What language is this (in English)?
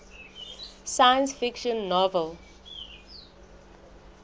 Southern Sotho